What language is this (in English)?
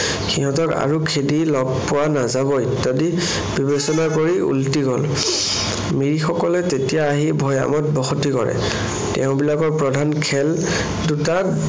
Assamese